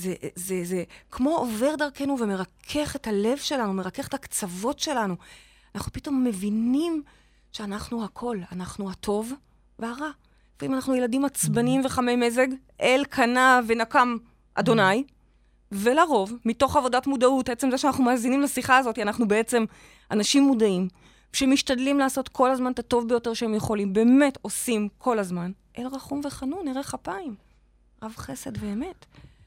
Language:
Hebrew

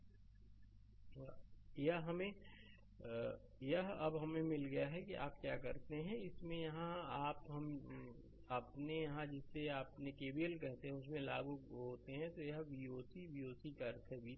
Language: Hindi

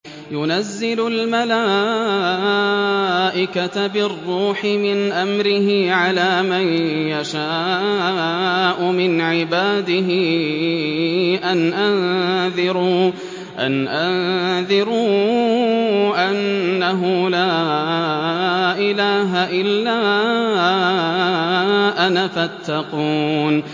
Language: Arabic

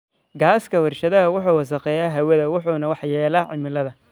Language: Somali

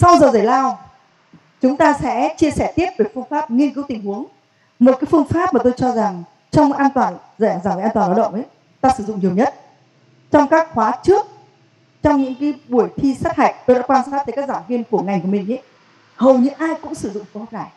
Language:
Vietnamese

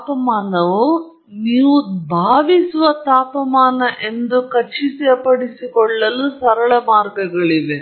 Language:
Kannada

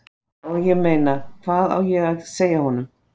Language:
Icelandic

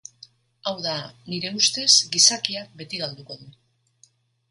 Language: Basque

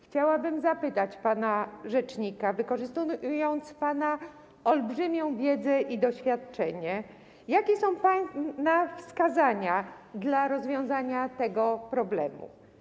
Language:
Polish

